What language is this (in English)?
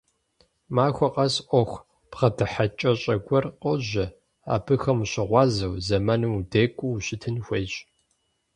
Kabardian